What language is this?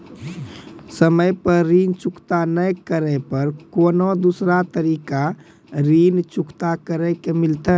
Maithili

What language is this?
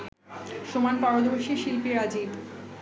Bangla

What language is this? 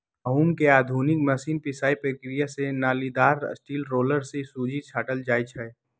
Magahi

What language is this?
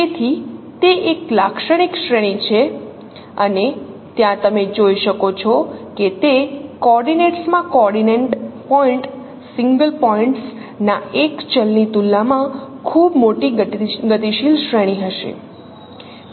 Gujarati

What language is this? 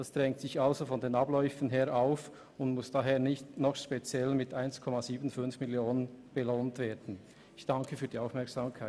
Swiss German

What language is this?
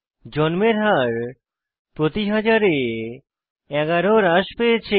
Bangla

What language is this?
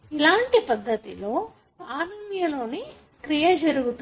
Telugu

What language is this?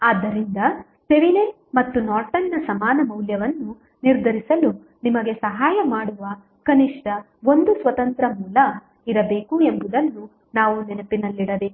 Kannada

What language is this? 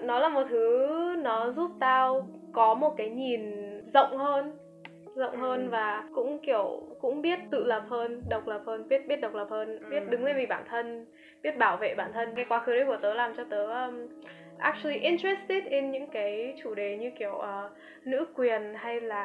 Vietnamese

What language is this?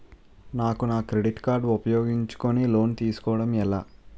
Telugu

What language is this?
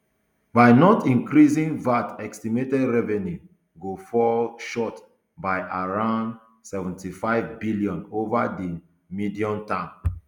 Nigerian Pidgin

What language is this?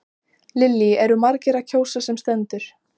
Icelandic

